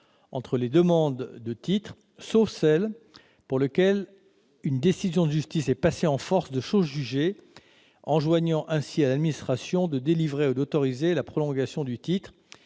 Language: French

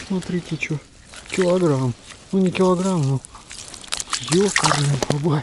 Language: Russian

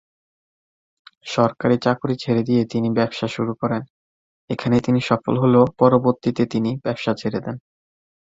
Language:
Bangla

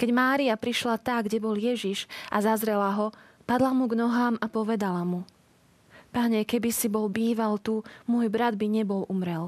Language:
Slovak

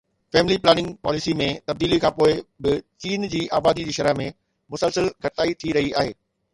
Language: Sindhi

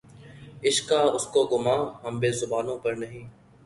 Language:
Urdu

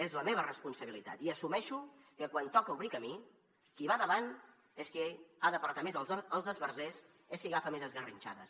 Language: Catalan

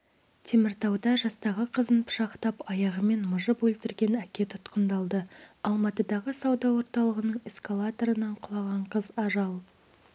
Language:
Kazakh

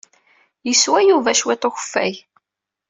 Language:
Kabyle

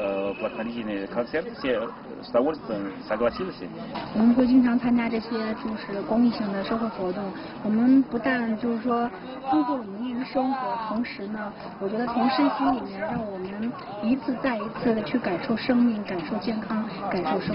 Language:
Russian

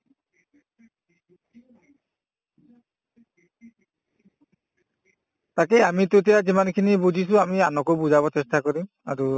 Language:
Assamese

